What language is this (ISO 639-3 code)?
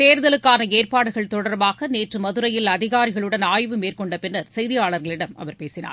tam